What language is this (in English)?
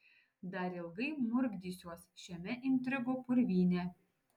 Lithuanian